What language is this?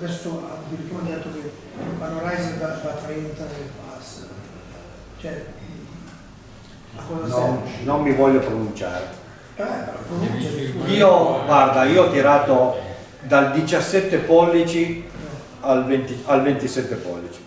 Italian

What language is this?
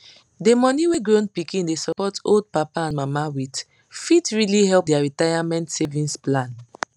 Nigerian Pidgin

